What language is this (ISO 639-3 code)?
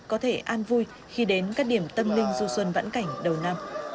vie